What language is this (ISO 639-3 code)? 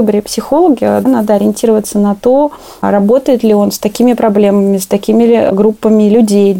rus